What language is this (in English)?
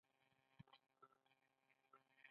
Pashto